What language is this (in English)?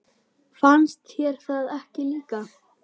Icelandic